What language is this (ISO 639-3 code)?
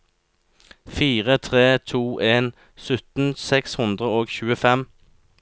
nor